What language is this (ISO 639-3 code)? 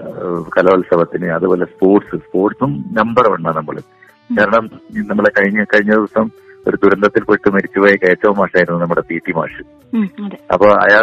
mal